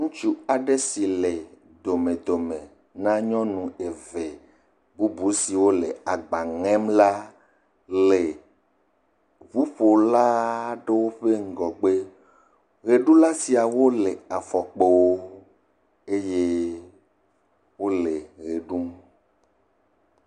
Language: Ewe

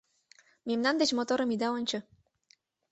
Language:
Mari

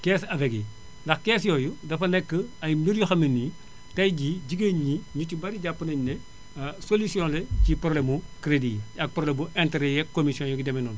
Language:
Wolof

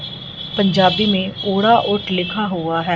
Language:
Hindi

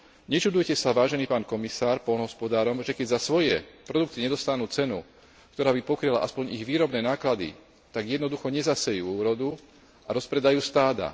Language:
Slovak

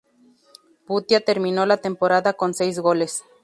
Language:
Spanish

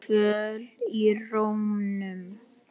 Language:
Icelandic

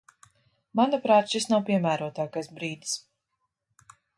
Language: Latvian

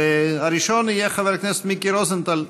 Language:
Hebrew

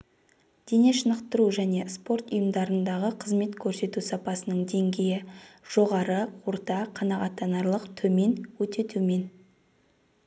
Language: Kazakh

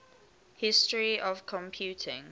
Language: English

